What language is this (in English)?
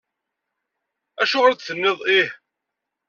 Kabyle